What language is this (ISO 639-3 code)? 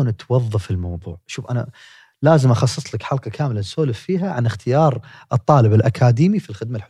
ara